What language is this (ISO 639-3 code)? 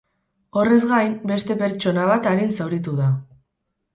eus